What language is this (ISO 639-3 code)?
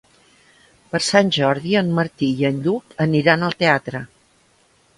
cat